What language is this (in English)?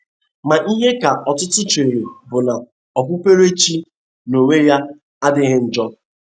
Igbo